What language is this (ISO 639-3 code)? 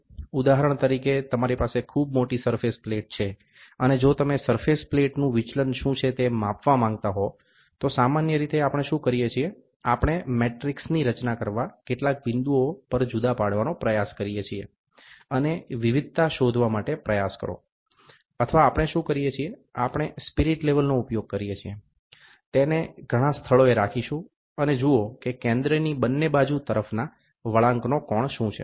guj